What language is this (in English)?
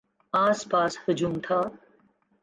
Urdu